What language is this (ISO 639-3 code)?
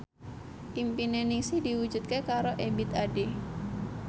jav